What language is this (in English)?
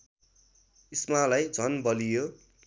Nepali